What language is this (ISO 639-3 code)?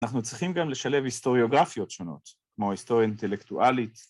heb